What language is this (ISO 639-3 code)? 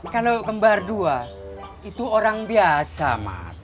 ind